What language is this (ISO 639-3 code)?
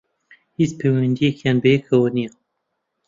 ckb